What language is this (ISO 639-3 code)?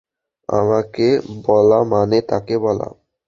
ben